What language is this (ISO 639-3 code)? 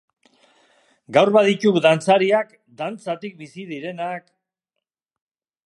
eus